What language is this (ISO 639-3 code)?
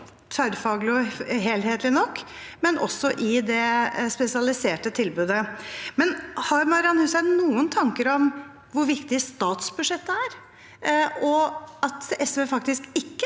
nor